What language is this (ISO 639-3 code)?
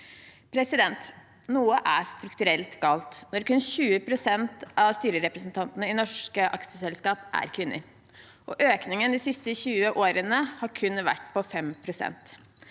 nor